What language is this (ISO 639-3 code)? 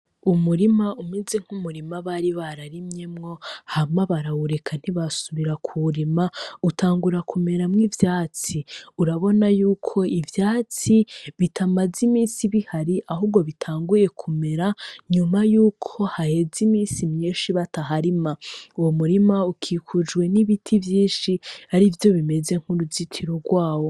run